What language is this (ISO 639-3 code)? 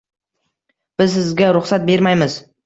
uzb